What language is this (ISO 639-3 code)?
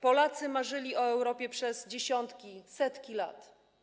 pol